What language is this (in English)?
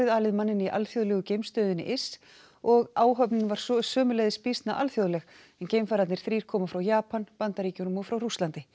Icelandic